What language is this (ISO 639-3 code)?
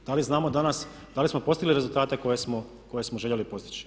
hrv